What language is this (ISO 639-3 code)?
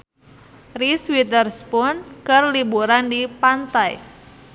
sun